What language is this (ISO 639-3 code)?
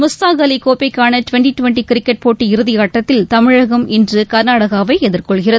tam